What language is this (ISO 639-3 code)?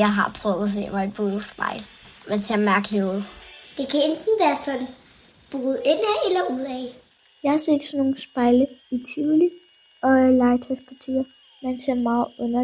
dan